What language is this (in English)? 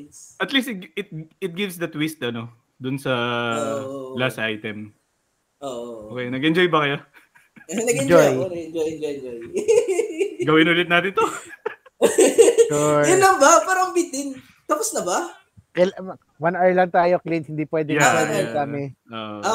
Filipino